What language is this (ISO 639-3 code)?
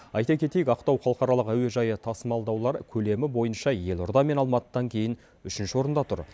kaz